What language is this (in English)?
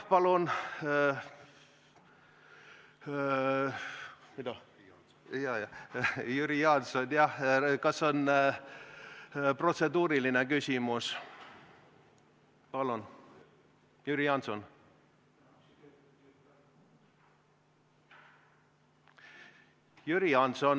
Estonian